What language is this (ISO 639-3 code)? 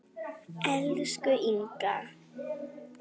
isl